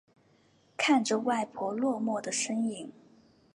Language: Chinese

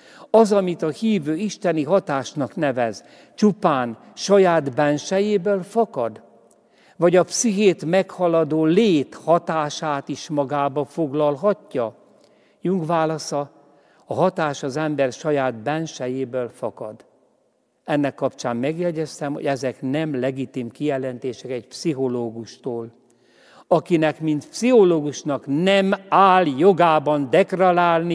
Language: Hungarian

